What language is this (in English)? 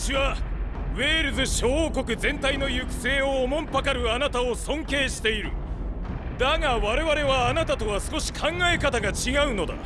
Japanese